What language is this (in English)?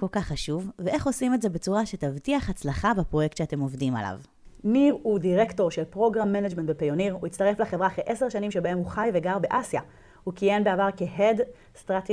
Hebrew